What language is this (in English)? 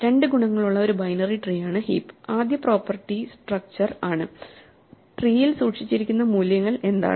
Malayalam